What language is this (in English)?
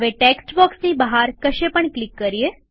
Gujarati